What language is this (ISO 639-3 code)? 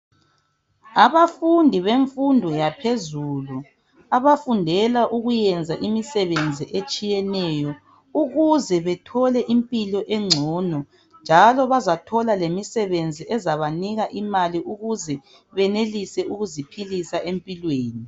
nde